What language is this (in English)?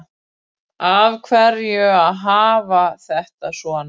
Icelandic